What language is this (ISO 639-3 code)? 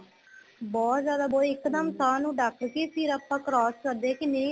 pan